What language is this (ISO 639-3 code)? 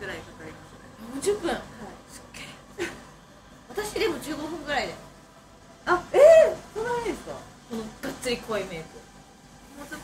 jpn